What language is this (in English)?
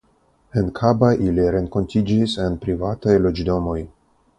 Esperanto